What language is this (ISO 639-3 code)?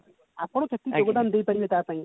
ori